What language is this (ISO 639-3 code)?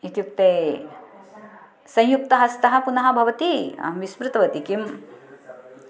san